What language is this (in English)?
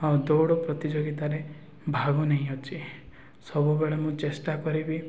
Odia